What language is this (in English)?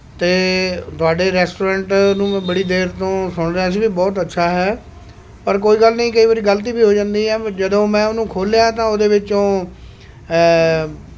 Punjabi